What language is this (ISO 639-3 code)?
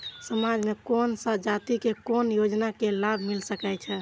mai